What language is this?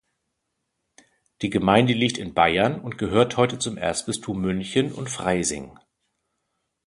German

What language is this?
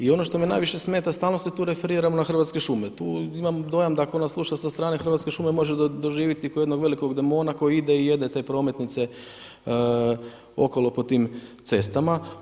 Croatian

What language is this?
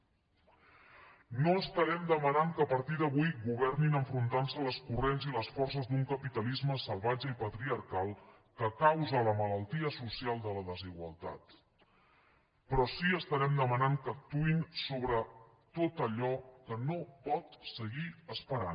Catalan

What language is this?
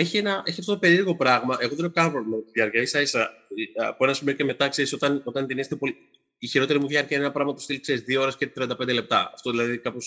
Greek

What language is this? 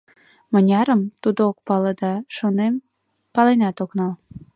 Mari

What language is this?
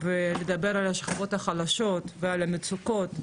Hebrew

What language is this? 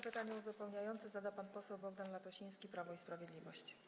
Polish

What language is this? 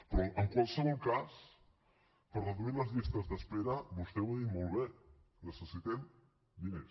Catalan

